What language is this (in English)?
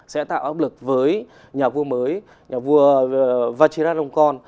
Vietnamese